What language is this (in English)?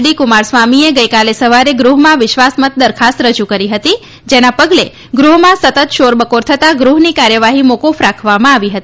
Gujarati